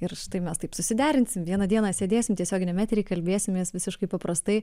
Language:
Lithuanian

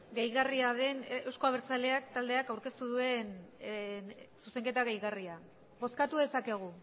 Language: Basque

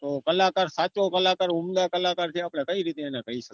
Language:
Gujarati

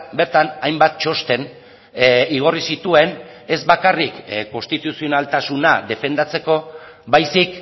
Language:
Basque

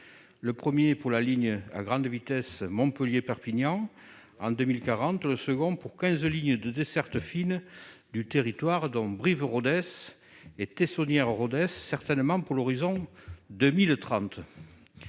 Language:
French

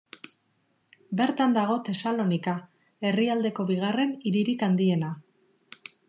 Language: Basque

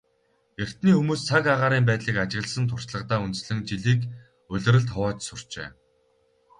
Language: Mongolian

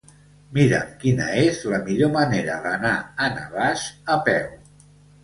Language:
Catalan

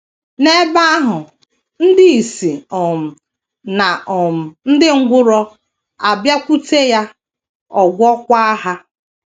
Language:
Igbo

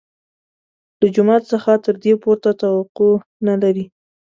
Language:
Pashto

